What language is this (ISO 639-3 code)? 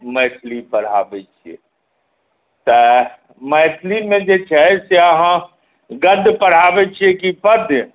mai